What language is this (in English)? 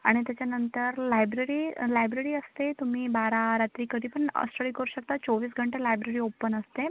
Marathi